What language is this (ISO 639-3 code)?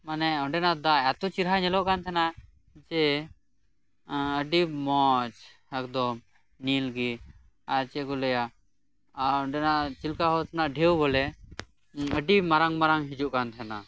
sat